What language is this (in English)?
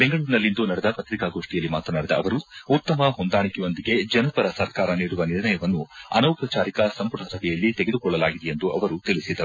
Kannada